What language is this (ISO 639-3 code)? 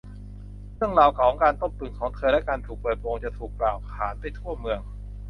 tha